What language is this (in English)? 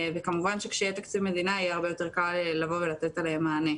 Hebrew